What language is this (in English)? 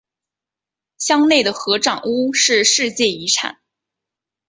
Chinese